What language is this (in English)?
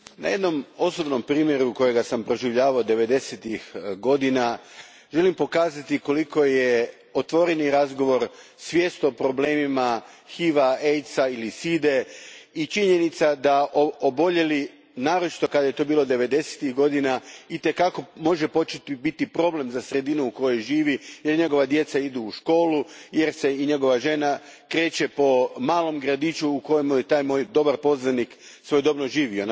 Croatian